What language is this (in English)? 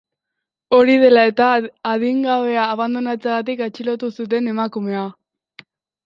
Basque